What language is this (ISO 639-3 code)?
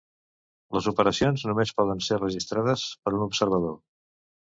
cat